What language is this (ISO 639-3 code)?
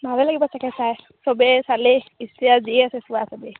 asm